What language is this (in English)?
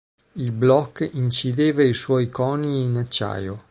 Italian